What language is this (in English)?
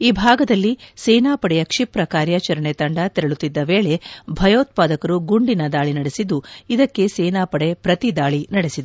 Kannada